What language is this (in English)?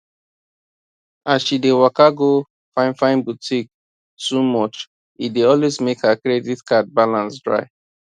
Nigerian Pidgin